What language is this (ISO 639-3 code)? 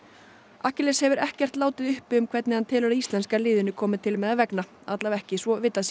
isl